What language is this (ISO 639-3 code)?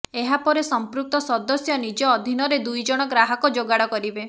ori